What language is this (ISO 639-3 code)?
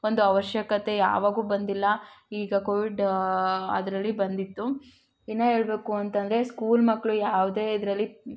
kan